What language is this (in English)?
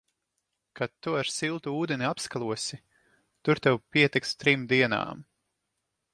Latvian